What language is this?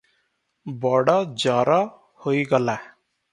Odia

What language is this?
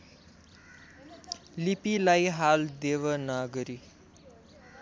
Nepali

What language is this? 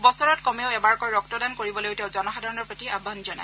Assamese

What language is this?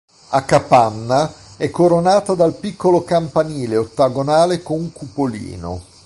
Italian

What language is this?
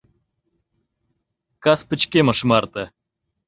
Mari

